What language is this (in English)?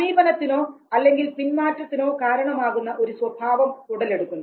Malayalam